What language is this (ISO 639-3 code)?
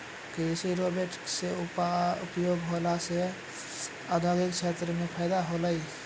mai